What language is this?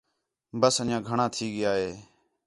Khetrani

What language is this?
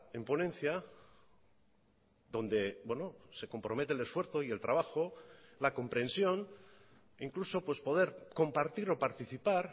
Spanish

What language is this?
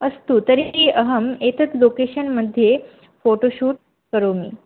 Sanskrit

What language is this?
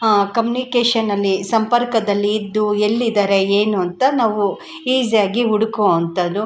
Kannada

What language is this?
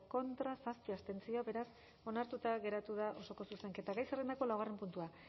Basque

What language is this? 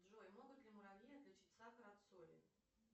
Russian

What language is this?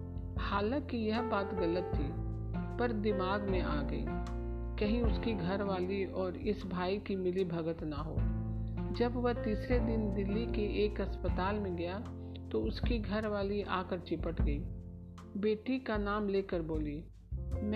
Hindi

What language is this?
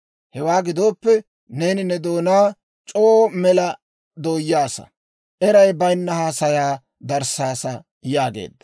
Dawro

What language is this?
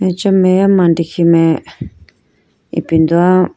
Idu-Mishmi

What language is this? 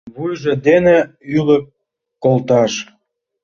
Mari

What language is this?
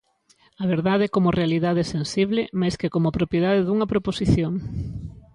Galician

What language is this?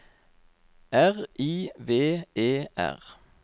Norwegian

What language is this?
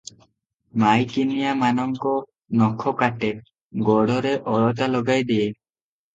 Odia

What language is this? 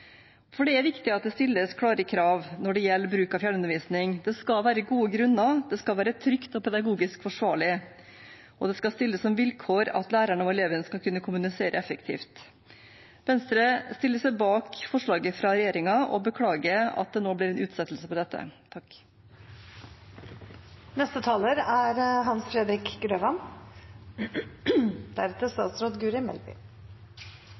Norwegian Bokmål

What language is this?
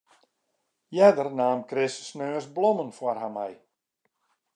Western Frisian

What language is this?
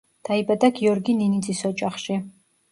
Georgian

